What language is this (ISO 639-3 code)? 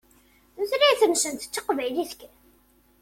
kab